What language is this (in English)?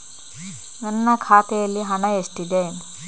Kannada